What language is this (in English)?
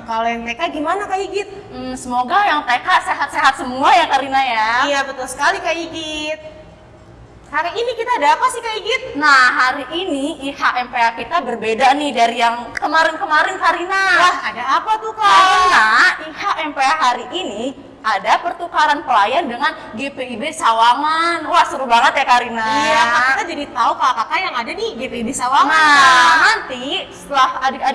Indonesian